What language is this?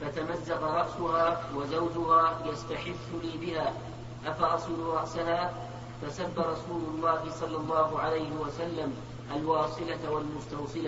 Arabic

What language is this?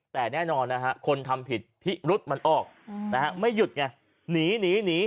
Thai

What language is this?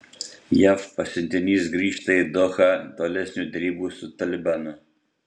Lithuanian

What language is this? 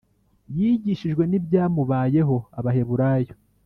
Kinyarwanda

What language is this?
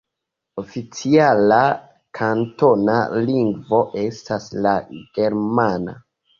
Esperanto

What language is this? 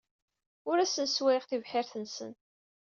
Kabyle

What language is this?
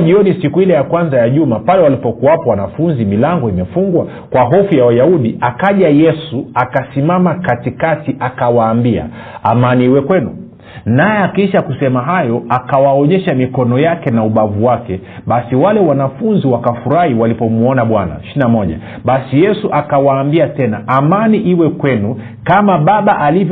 Swahili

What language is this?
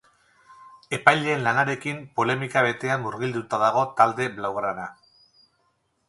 Basque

